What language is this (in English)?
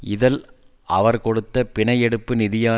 Tamil